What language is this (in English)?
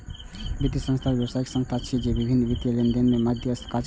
Maithili